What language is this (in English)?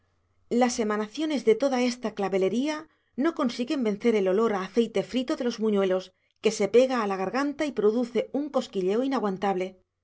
Spanish